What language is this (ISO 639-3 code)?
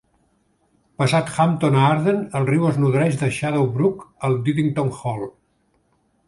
cat